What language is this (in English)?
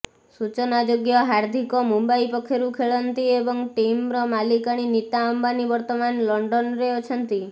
Odia